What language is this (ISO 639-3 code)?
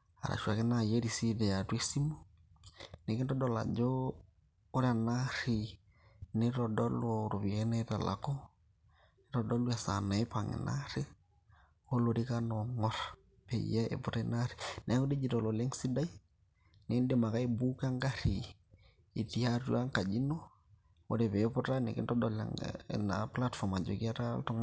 mas